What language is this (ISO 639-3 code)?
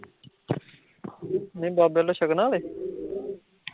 pan